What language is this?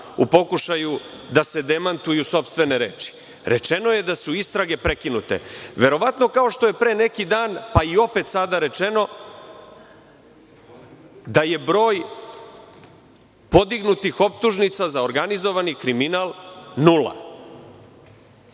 Serbian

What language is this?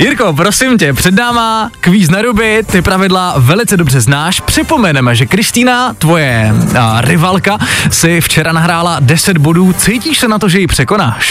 Czech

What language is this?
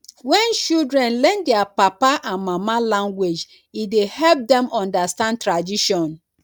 Nigerian Pidgin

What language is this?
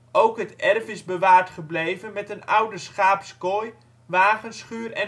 Dutch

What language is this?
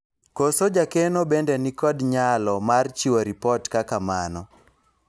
Luo (Kenya and Tanzania)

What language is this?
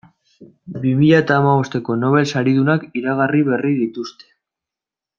Basque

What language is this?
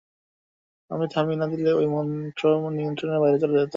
Bangla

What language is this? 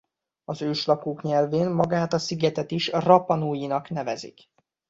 Hungarian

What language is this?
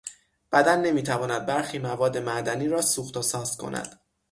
Persian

